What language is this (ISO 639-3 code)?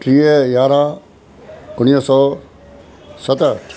snd